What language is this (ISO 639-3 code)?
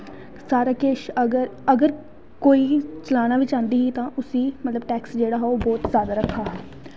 doi